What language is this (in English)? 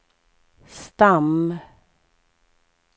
Swedish